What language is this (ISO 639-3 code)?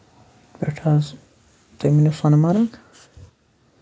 kas